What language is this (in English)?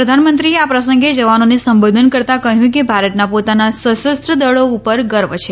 Gujarati